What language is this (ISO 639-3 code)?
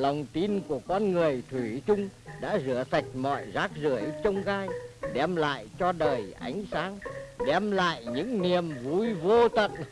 vie